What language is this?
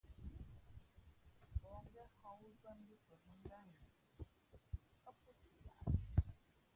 Fe'fe'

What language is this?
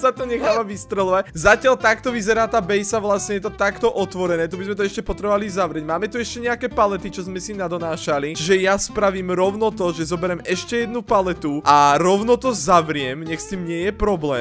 Polish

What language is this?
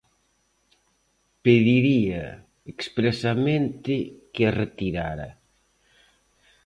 Galician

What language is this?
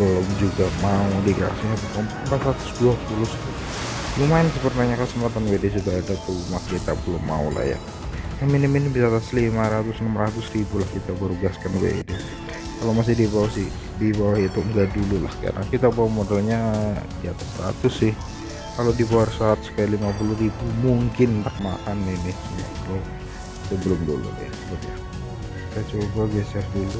Indonesian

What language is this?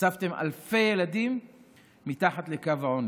Hebrew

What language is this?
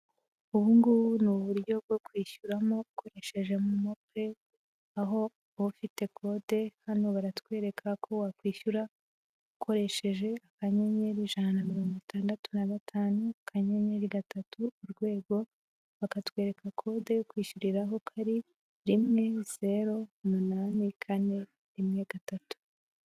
Kinyarwanda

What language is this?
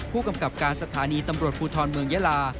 Thai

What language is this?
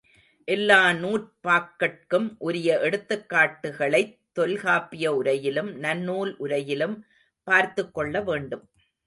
Tamil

